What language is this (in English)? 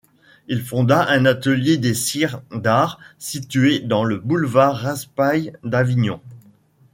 French